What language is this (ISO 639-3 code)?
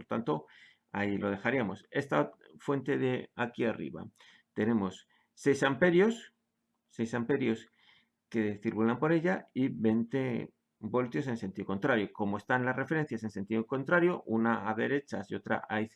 spa